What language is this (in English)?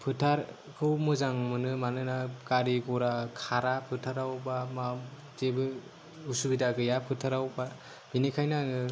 Bodo